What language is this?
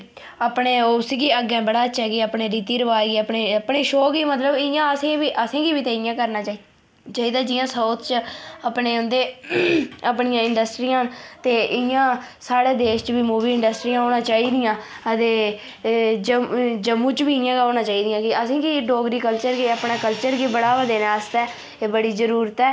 Dogri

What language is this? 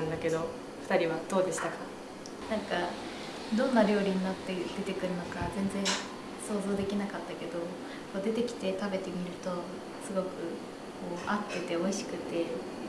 Japanese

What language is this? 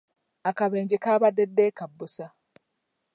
Ganda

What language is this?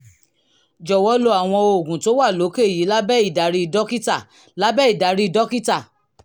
Yoruba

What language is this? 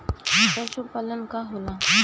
Bhojpuri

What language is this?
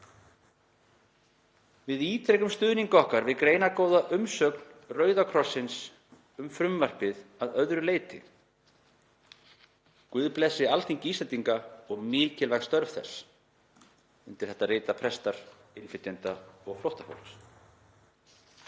Icelandic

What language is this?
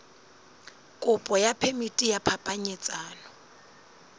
Southern Sotho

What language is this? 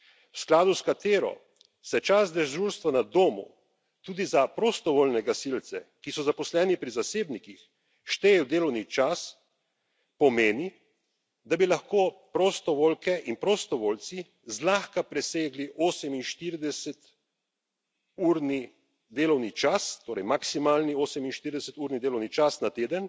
Slovenian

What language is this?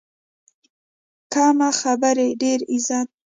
Pashto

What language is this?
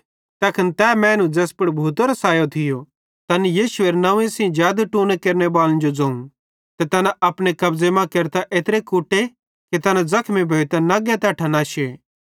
Bhadrawahi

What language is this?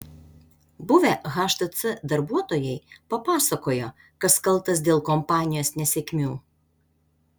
Lithuanian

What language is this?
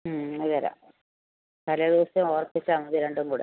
Malayalam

